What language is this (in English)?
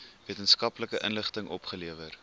Afrikaans